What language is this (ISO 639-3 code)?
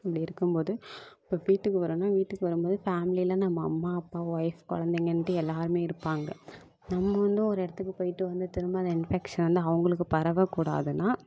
tam